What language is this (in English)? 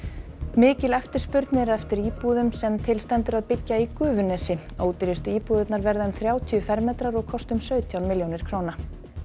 Icelandic